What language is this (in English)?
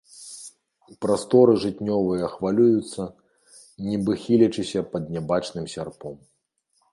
Belarusian